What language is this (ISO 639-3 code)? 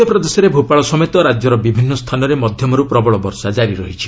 ori